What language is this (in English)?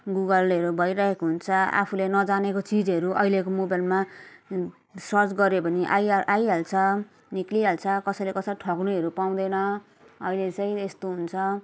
Nepali